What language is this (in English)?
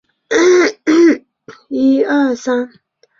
Chinese